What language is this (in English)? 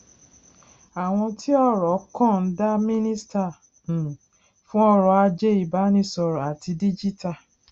Yoruba